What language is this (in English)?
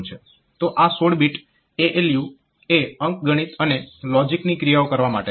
Gujarati